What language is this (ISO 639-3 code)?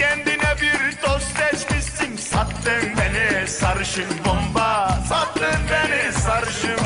tur